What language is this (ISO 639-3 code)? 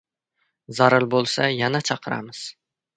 uzb